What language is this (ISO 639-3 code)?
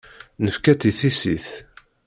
kab